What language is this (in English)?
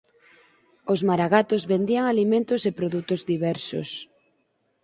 Galician